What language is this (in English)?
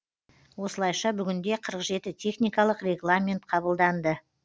Kazakh